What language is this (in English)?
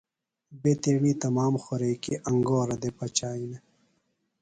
Phalura